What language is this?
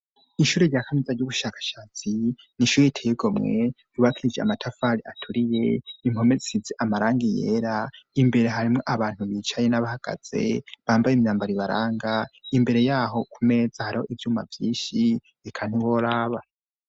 Rundi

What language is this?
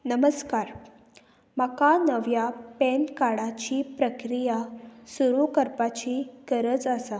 Konkani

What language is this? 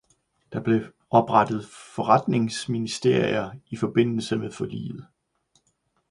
Danish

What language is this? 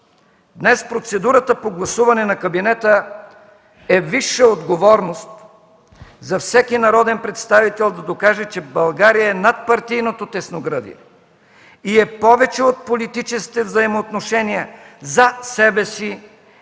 Bulgarian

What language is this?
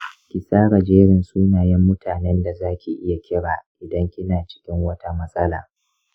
Hausa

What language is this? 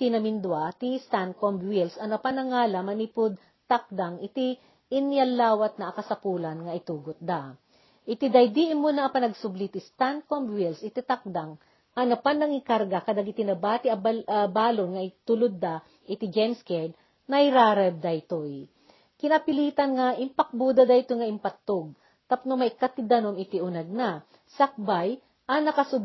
Filipino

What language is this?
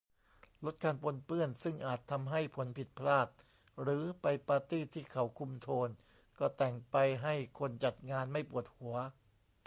Thai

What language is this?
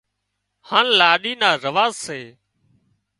Wadiyara Koli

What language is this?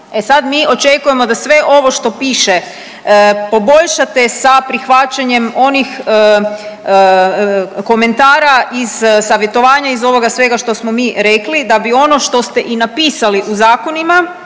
Croatian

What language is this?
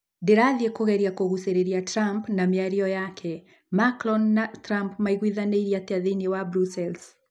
Kikuyu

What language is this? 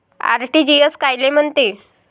Marathi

